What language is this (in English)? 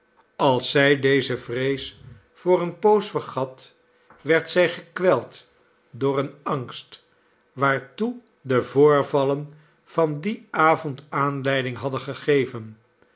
Dutch